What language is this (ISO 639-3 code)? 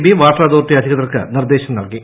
mal